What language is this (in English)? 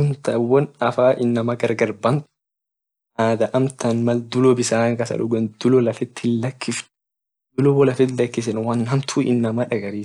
Orma